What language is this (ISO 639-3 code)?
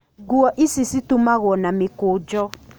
kik